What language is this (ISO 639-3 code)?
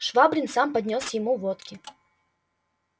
rus